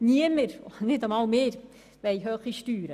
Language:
Swiss German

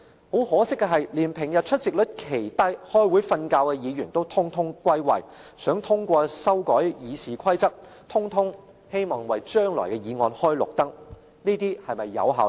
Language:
Cantonese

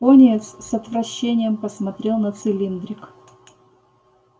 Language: Russian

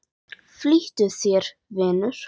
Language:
Icelandic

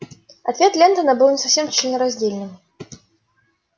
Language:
Russian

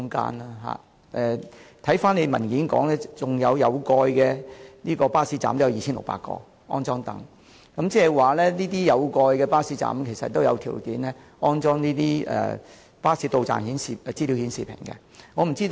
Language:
Cantonese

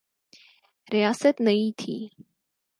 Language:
Urdu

